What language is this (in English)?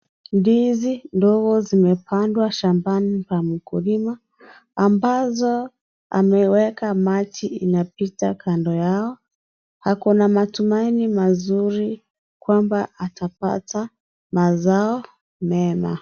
Swahili